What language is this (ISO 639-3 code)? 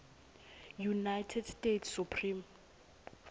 ssw